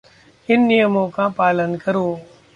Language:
Hindi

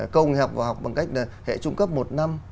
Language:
Vietnamese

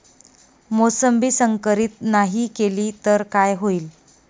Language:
Marathi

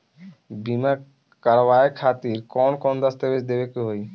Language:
Bhojpuri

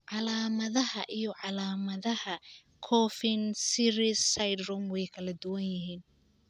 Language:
Somali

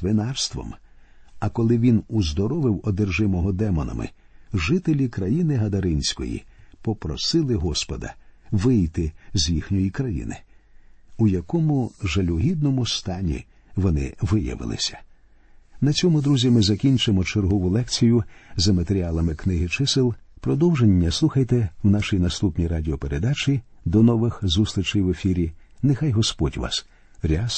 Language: Ukrainian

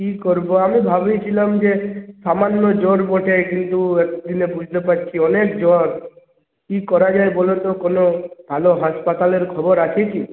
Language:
Bangla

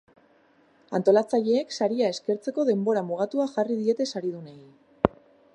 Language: Basque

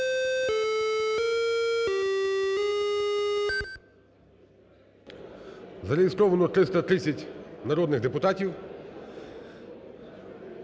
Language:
Ukrainian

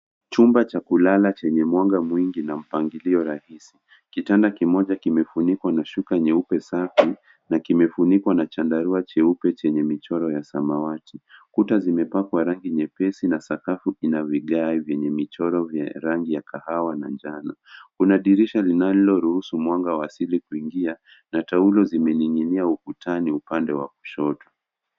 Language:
Swahili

